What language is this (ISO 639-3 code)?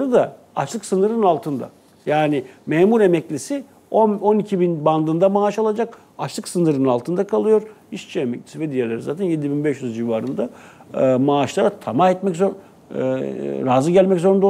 tur